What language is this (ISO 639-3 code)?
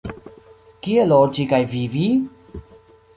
epo